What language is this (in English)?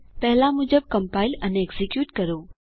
Gujarati